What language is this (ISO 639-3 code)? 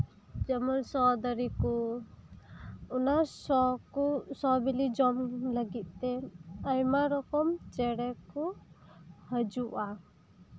sat